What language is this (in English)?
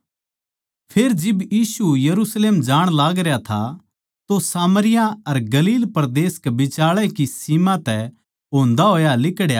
Haryanvi